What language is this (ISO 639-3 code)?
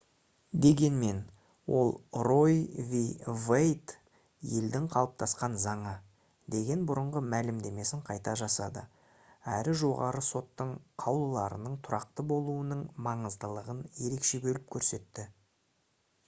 kaz